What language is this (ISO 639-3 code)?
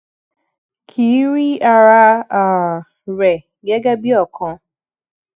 yor